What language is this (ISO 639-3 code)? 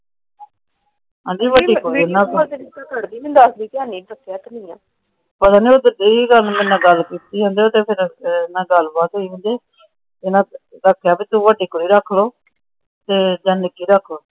pan